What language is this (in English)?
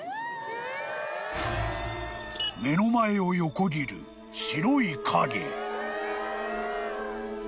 Japanese